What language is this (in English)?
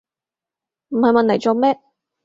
Cantonese